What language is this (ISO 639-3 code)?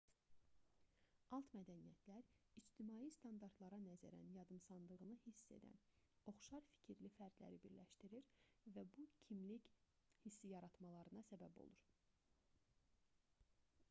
aze